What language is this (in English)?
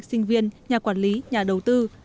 Vietnamese